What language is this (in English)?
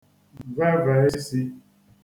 Igbo